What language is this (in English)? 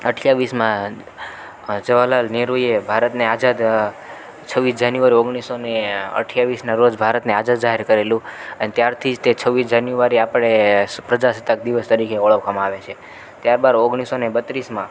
Gujarati